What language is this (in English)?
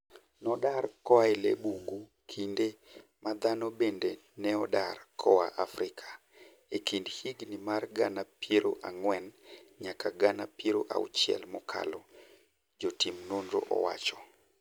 Luo (Kenya and Tanzania)